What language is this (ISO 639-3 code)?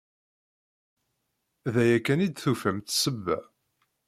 kab